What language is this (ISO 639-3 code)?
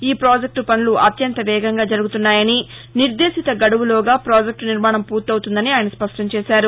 tel